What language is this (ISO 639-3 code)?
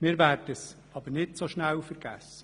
gsw